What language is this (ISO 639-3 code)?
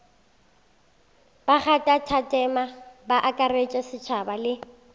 nso